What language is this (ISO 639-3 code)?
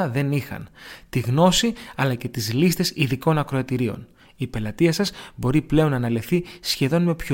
ell